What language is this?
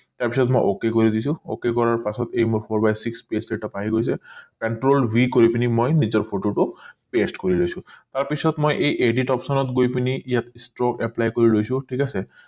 Assamese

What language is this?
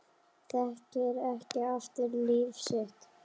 Icelandic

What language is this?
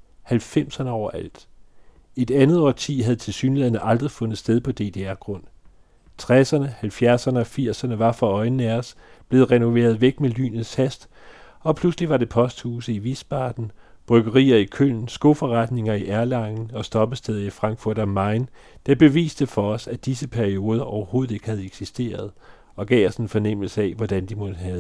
Danish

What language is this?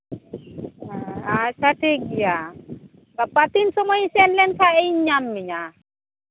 Santali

